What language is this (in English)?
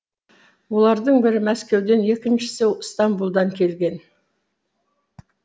Kazakh